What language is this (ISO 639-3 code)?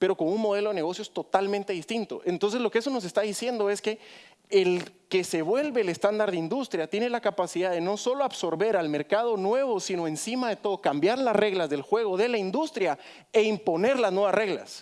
spa